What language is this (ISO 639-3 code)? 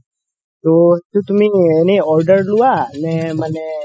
asm